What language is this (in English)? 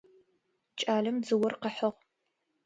Adyghe